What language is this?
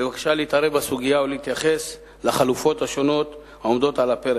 Hebrew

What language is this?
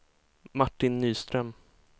Swedish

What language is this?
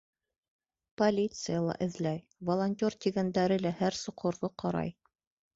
Bashkir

